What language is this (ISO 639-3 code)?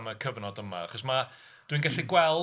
cym